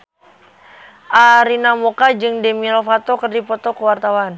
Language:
Sundanese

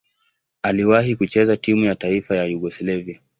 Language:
Swahili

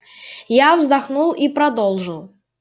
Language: Russian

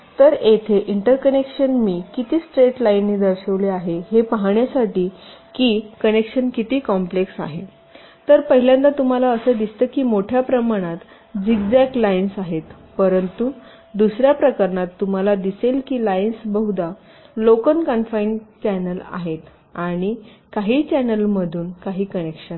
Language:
Marathi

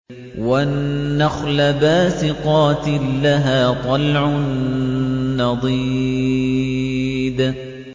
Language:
Arabic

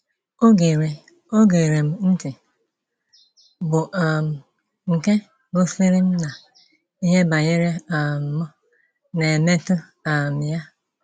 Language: Igbo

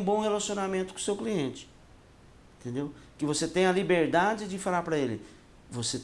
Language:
Portuguese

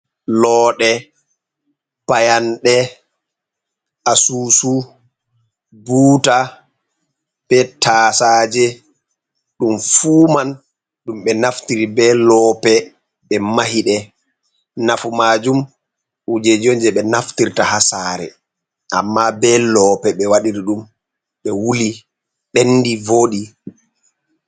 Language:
Fula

